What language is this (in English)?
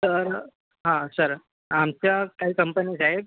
Marathi